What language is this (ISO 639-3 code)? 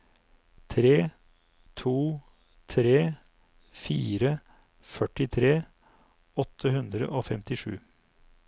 nor